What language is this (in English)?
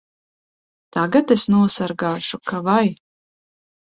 Latvian